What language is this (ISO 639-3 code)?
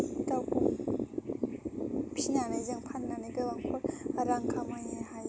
brx